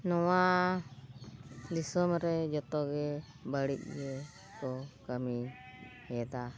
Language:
Santali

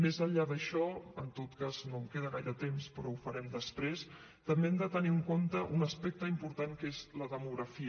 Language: Catalan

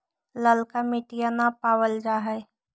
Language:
Magahi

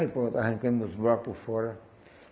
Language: Portuguese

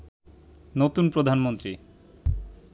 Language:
Bangla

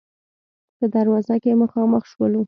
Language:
Pashto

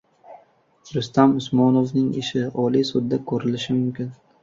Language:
Uzbek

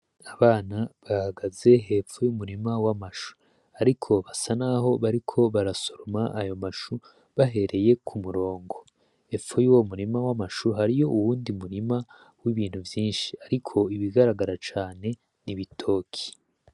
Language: Rundi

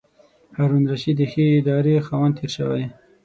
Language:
Pashto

